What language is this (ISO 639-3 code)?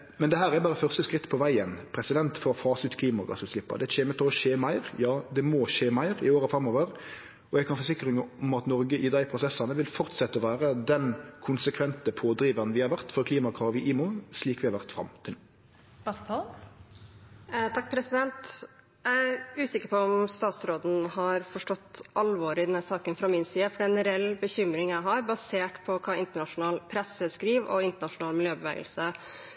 nor